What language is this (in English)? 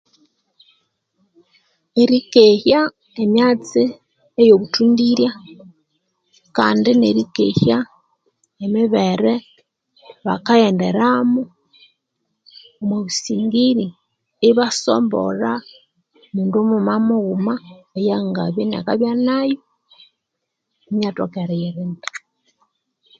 Konzo